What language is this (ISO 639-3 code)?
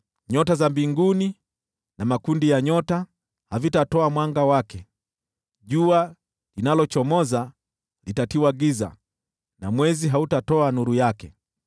swa